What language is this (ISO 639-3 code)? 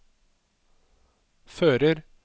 nor